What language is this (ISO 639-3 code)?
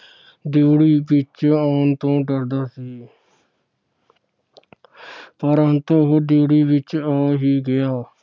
pan